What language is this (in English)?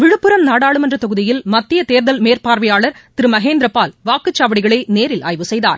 Tamil